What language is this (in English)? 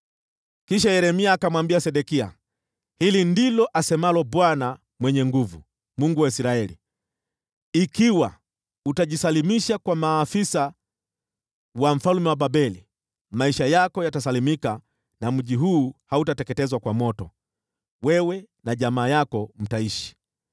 Swahili